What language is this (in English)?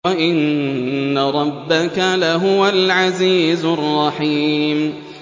Arabic